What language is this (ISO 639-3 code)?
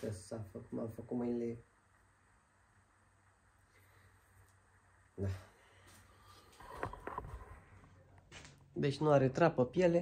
ron